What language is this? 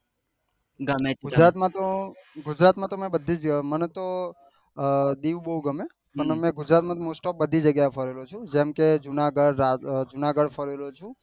Gujarati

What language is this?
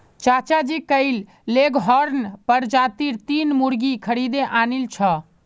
Magahi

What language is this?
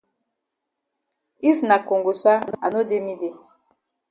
Cameroon Pidgin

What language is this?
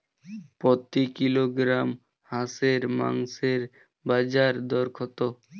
Bangla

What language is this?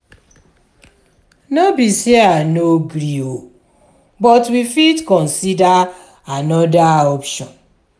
Nigerian Pidgin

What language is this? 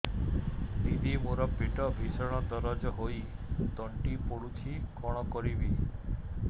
Odia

